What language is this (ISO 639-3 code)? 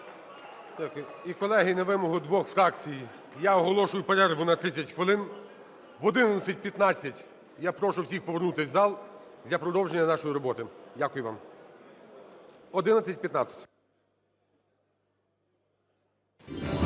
ukr